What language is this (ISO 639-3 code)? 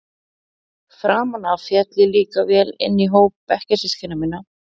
isl